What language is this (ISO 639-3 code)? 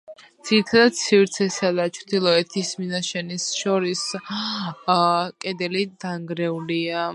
kat